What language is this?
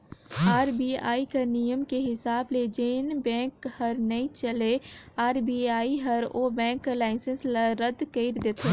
Chhattisgarhi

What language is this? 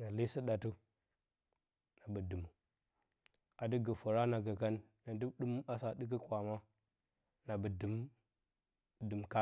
Bacama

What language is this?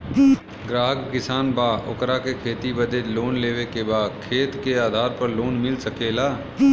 Bhojpuri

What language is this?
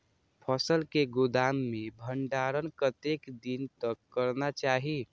Maithili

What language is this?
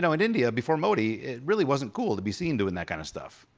English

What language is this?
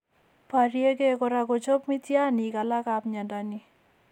Kalenjin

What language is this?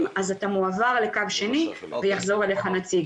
Hebrew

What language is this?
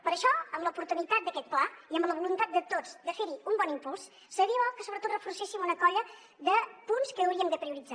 Catalan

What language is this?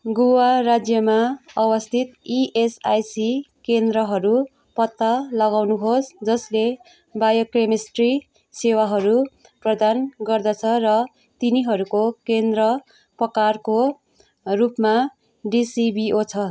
Nepali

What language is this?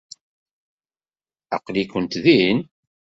Kabyle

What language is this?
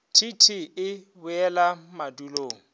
Northern Sotho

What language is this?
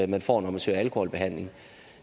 Danish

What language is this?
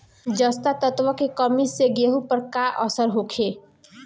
Bhojpuri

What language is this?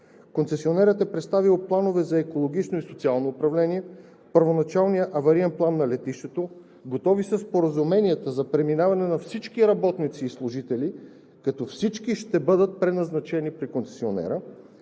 Bulgarian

